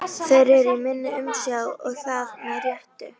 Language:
Icelandic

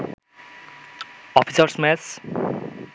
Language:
Bangla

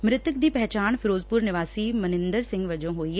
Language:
Punjabi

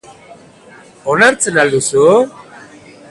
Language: Basque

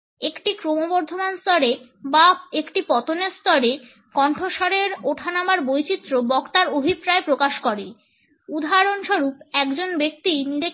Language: Bangla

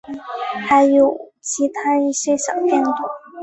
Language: Chinese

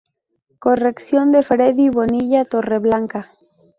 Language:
Spanish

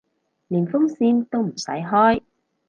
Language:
Cantonese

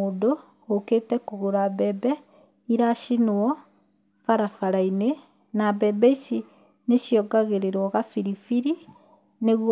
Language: Kikuyu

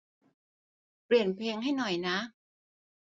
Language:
Thai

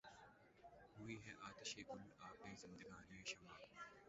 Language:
Urdu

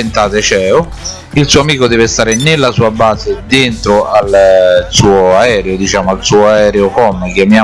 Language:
Italian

